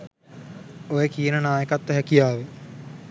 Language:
Sinhala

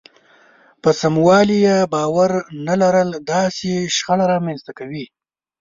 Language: Pashto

